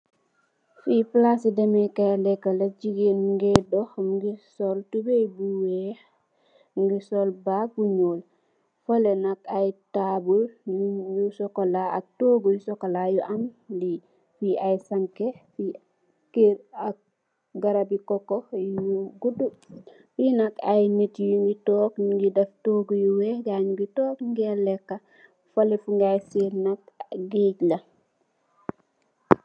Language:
Wolof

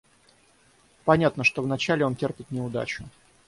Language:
Russian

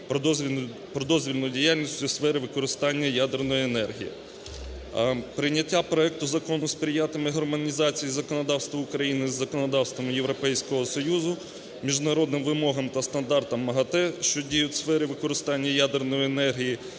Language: Ukrainian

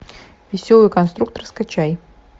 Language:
Russian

